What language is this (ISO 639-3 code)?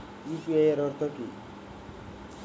ben